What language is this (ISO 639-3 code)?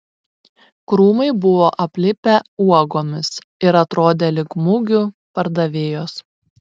lit